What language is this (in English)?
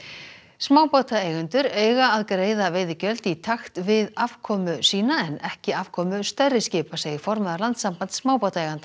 Icelandic